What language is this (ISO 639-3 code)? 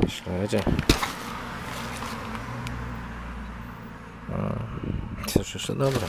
pol